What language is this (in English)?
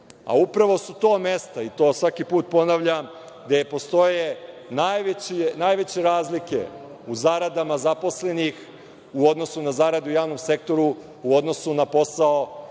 Serbian